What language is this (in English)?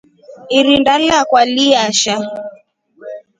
Rombo